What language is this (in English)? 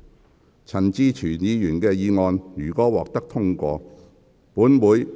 Cantonese